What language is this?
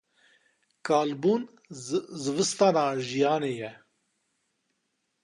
Kurdish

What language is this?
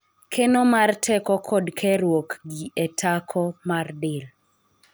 Luo (Kenya and Tanzania)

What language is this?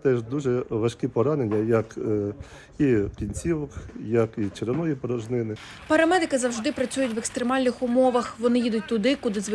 Ukrainian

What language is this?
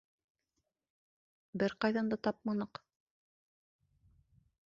Bashkir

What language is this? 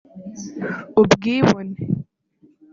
Kinyarwanda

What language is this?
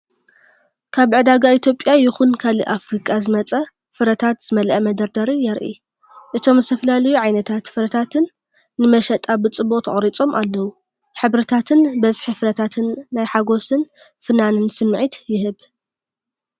Tigrinya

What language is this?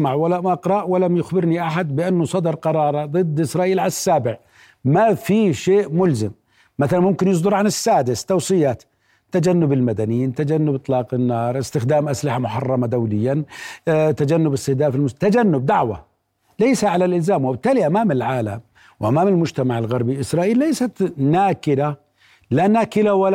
Arabic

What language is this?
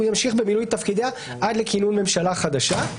Hebrew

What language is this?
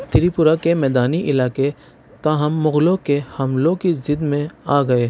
Urdu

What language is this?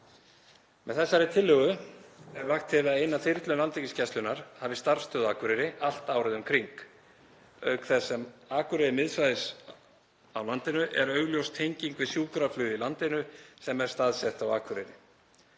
Icelandic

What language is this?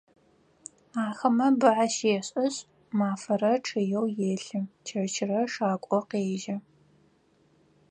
Adyghe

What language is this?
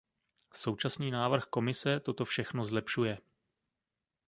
Czech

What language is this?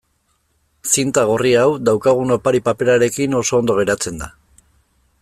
Basque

